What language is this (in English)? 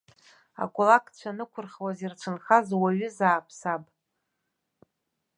Abkhazian